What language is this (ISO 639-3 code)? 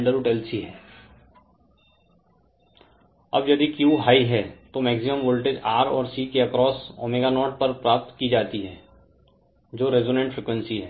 hin